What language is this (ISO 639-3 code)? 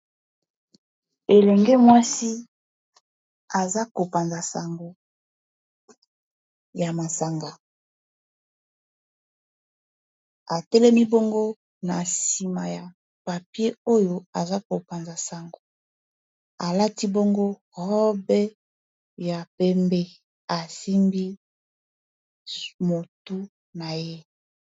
lin